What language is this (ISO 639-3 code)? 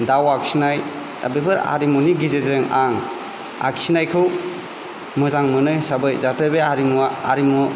brx